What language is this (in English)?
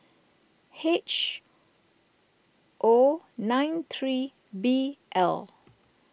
English